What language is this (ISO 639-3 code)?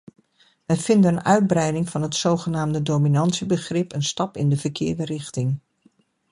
nld